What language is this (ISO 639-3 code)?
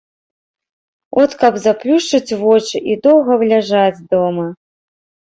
bel